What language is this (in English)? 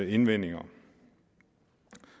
Danish